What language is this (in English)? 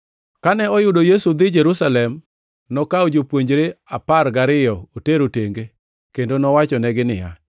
Luo (Kenya and Tanzania)